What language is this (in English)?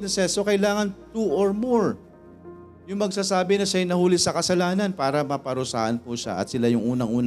Filipino